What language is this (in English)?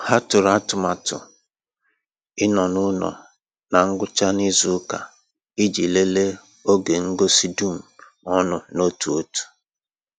Igbo